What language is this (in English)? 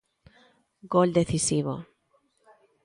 Galician